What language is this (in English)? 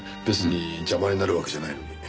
Japanese